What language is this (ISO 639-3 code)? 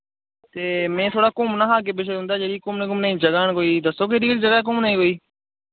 doi